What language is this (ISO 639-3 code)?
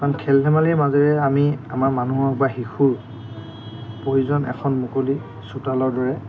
asm